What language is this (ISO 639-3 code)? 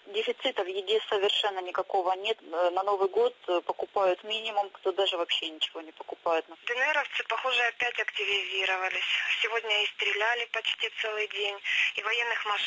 rus